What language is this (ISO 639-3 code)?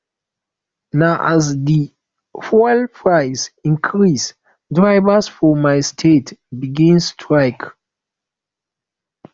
pcm